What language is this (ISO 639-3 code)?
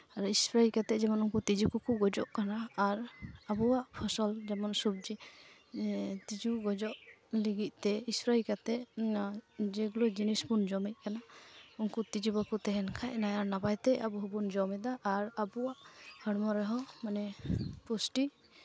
sat